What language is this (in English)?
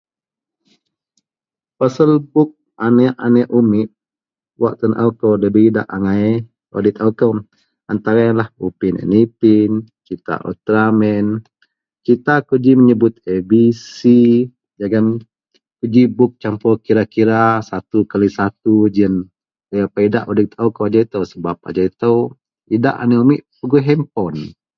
Central Melanau